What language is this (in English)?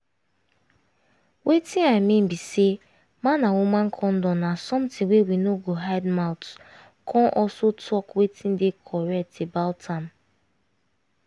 Nigerian Pidgin